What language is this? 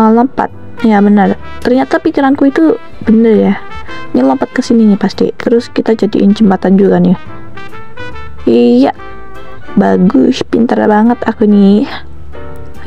Indonesian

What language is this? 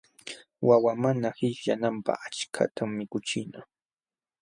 Jauja Wanca Quechua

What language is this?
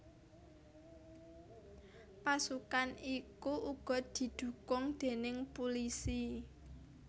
Javanese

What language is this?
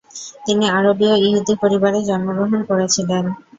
Bangla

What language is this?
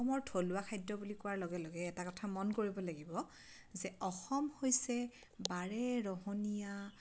Assamese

